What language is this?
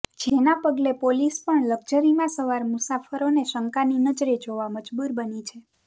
Gujarati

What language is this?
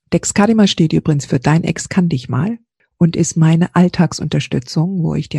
German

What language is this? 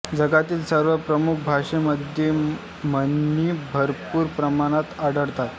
Marathi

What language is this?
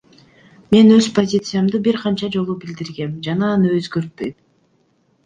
Kyrgyz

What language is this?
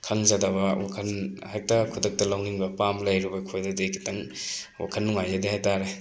Manipuri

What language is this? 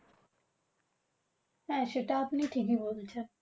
Bangla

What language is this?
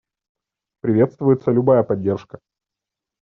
Russian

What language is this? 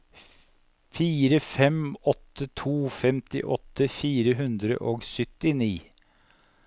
Norwegian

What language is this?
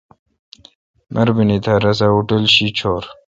Kalkoti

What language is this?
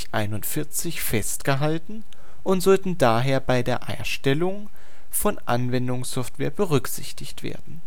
German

